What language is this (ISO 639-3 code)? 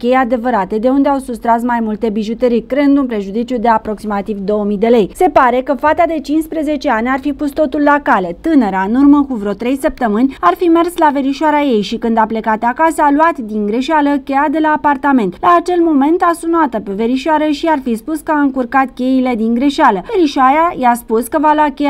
ron